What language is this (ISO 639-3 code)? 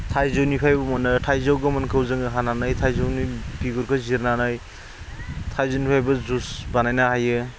brx